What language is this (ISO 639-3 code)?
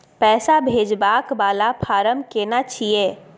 mai